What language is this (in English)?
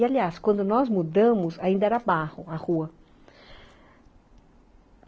Portuguese